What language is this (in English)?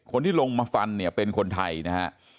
Thai